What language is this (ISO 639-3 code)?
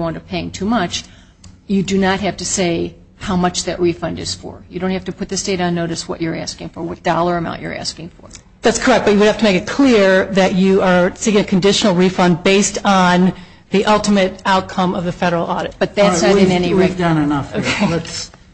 eng